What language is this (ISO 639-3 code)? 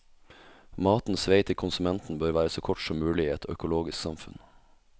nor